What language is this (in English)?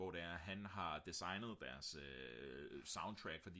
Danish